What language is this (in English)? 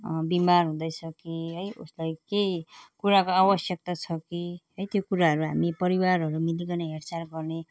Nepali